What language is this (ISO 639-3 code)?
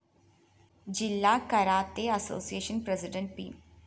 mal